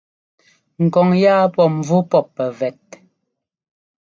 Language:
Ngomba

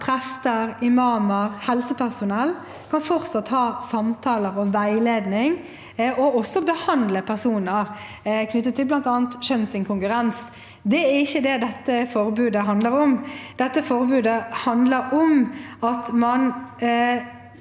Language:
Norwegian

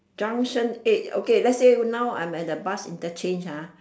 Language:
English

